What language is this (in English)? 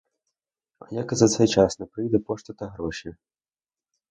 Ukrainian